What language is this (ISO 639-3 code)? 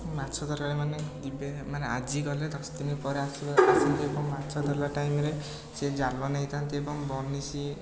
ori